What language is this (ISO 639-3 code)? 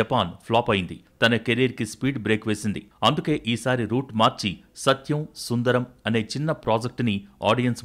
tel